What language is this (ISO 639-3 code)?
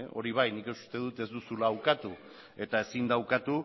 eus